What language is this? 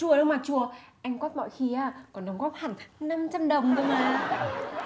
Vietnamese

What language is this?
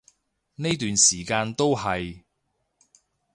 Cantonese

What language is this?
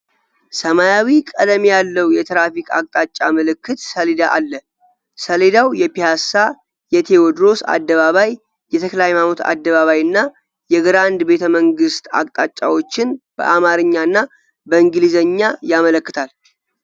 Amharic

